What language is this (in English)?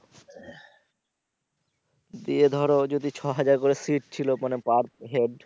Bangla